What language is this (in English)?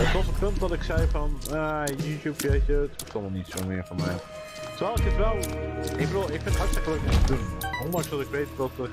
Dutch